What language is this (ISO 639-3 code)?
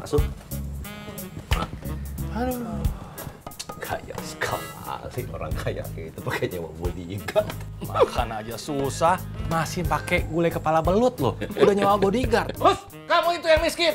ind